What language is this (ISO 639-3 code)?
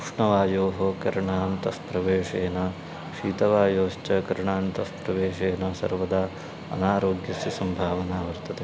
san